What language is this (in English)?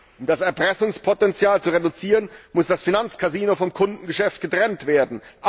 German